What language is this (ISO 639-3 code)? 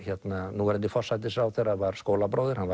isl